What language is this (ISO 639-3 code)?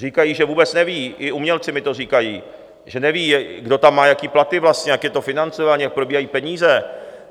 ces